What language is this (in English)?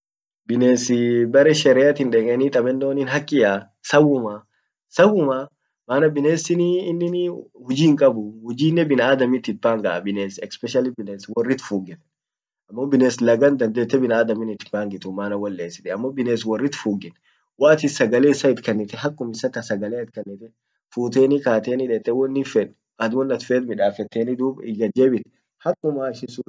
Orma